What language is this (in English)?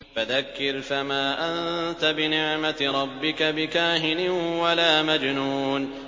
Arabic